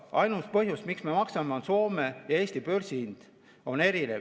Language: Estonian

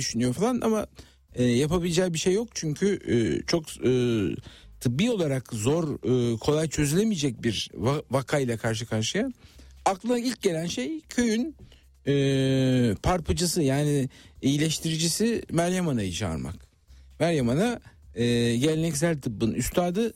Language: Turkish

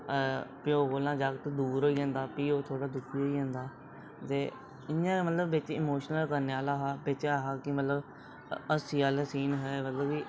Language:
Dogri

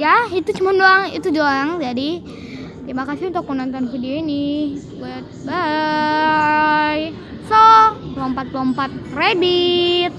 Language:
Indonesian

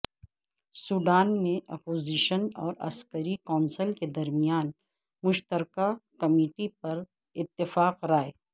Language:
Urdu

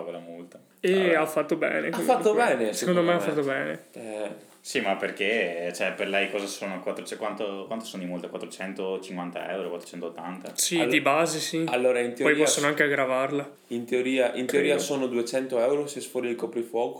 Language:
Italian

